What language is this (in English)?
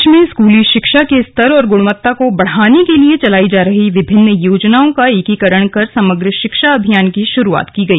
Hindi